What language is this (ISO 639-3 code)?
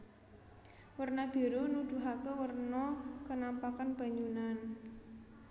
jav